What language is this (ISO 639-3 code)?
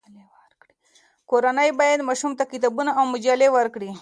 pus